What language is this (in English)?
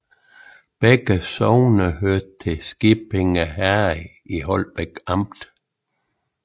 Danish